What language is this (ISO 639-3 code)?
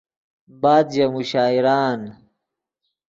ydg